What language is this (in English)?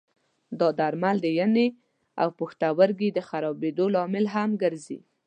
Pashto